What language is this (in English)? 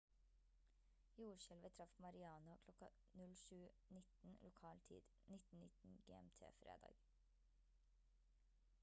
Norwegian Bokmål